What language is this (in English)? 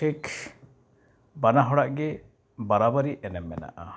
Santali